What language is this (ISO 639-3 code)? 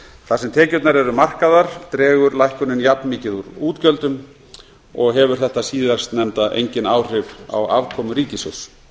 isl